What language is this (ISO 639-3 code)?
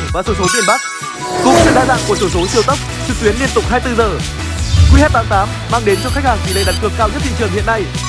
vie